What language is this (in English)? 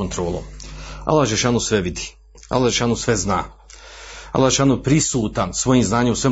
Croatian